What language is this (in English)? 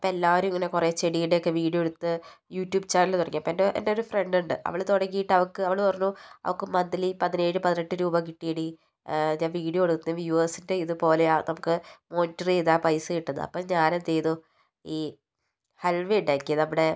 Malayalam